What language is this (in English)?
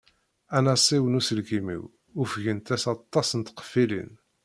Kabyle